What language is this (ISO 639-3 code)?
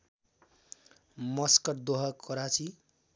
nep